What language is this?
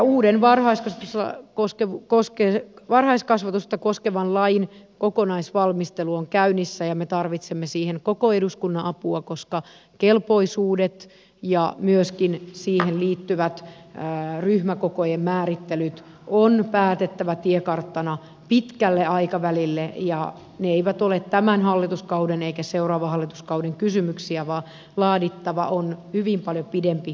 Finnish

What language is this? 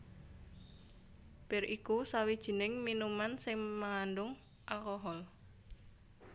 Javanese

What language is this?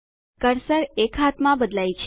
Gujarati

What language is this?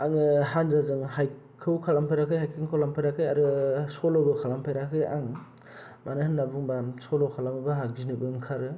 Bodo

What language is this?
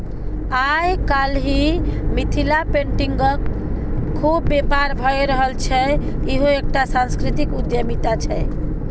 Maithili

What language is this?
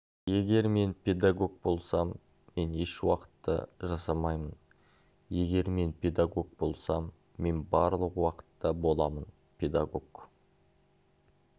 Kazakh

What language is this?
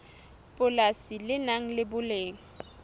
Southern Sotho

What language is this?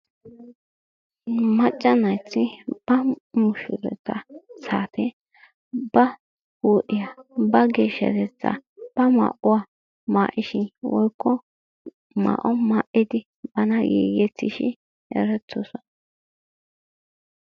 Wolaytta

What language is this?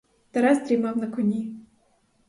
Ukrainian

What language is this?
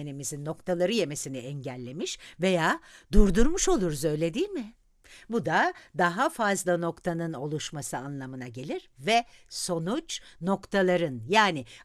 Turkish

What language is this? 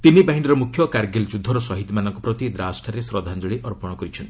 Odia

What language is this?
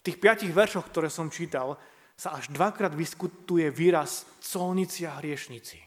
Slovak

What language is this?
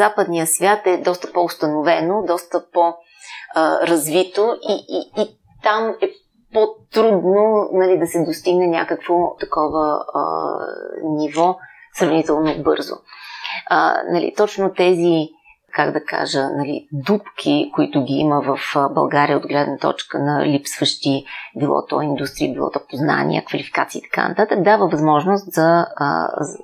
Bulgarian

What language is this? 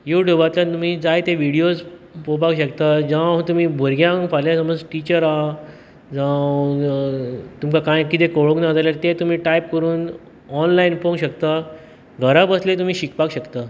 Konkani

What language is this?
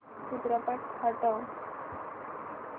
Marathi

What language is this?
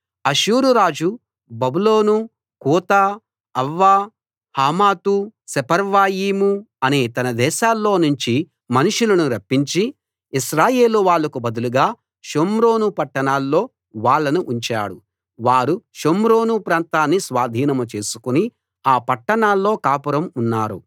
Telugu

